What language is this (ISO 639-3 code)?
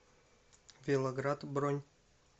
rus